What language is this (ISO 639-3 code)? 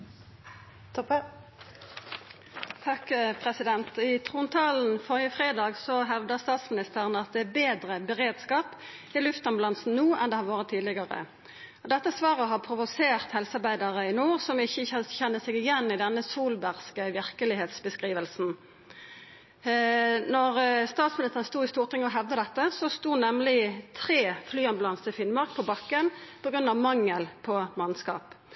nno